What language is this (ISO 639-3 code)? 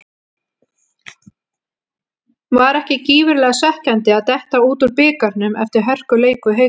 isl